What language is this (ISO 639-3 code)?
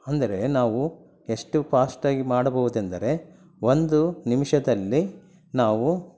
kan